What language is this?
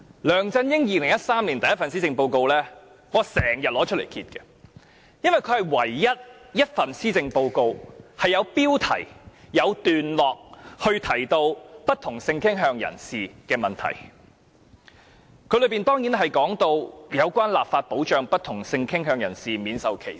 Cantonese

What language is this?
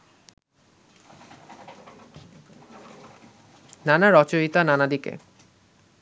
Bangla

